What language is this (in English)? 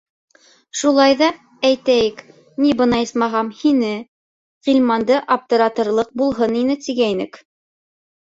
Bashkir